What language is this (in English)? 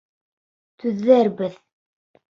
Bashkir